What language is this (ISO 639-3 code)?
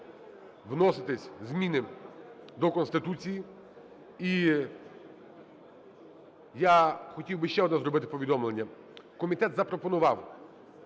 ukr